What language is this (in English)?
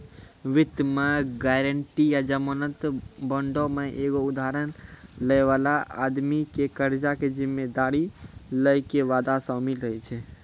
Maithili